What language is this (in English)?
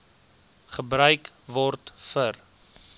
Afrikaans